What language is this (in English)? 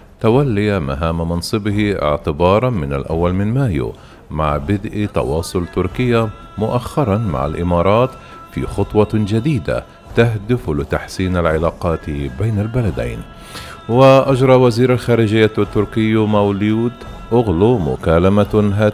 Arabic